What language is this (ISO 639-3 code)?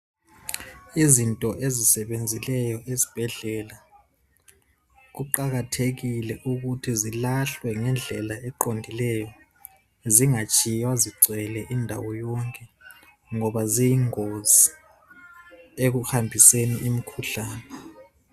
nde